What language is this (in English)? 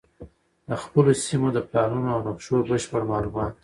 Pashto